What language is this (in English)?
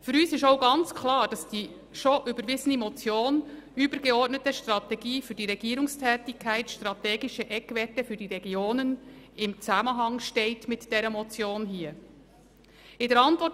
Swiss German